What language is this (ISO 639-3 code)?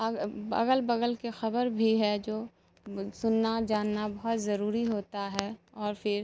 urd